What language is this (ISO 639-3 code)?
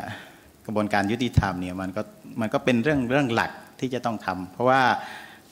tha